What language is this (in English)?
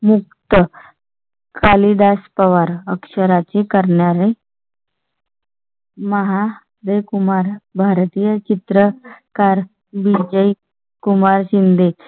Marathi